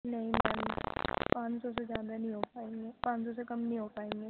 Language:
Urdu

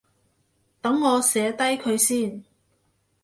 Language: Cantonese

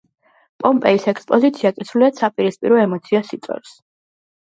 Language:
Georgian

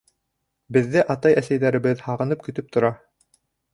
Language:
Bashkir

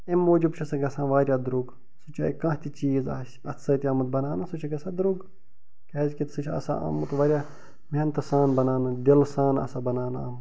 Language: Kashmiri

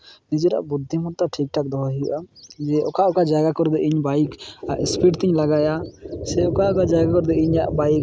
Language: Santali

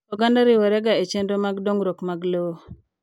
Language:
Luo (Kenya and Tanzania)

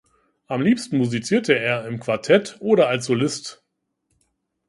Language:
German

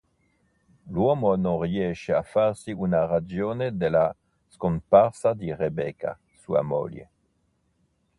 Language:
Italian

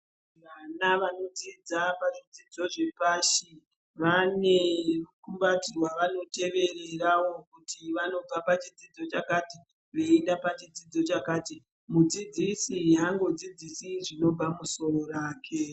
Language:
Ndau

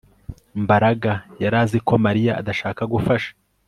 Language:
Kinyarwanda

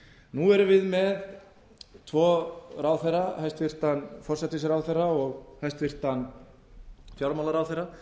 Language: Icelandic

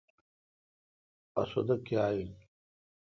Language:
Kalkoti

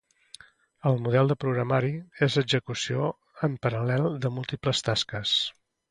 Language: Catalan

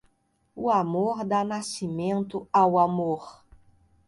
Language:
Portuguese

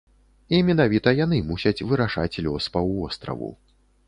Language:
Belarusian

